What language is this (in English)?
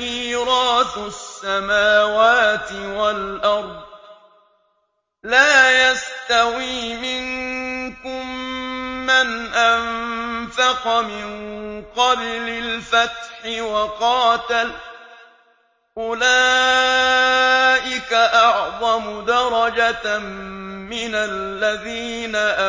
Arabic